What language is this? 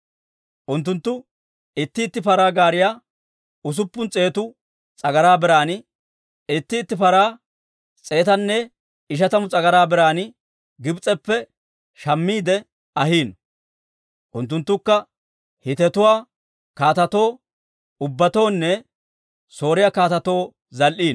Dawro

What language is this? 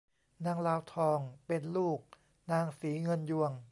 Thai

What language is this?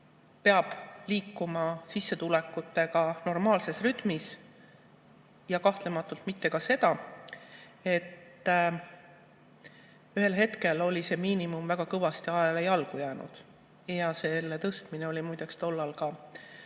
Estonian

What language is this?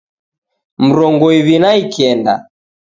Taita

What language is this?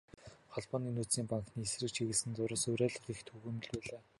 Mongolian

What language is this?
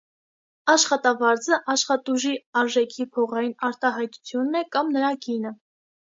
Armenian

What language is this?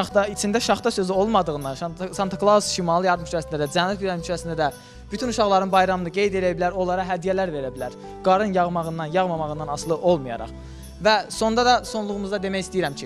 Turkish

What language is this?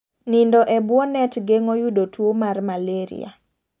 Luo (Kenya and Tanzania)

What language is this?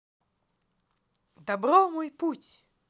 Russian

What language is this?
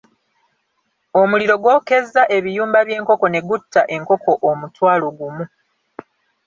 Ganda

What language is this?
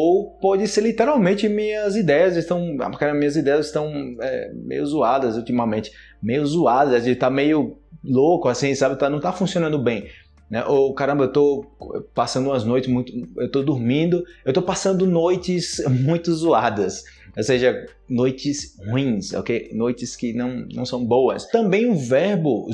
Portuguese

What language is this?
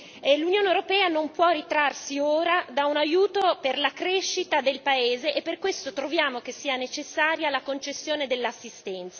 Italian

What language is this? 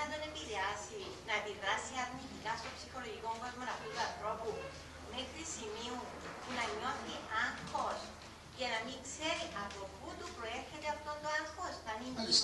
Greek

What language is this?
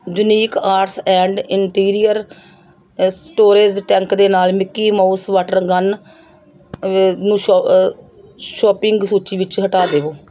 Punjabi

